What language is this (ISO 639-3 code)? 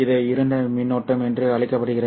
tam